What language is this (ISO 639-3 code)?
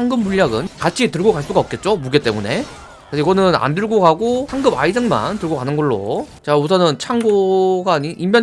kor